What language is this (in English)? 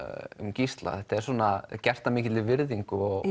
Icelandic